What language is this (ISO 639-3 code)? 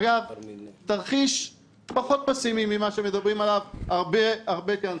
heb